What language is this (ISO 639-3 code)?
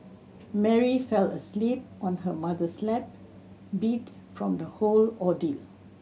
eng